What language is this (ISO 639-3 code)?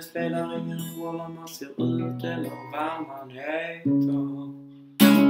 por